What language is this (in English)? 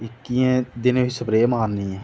Dogri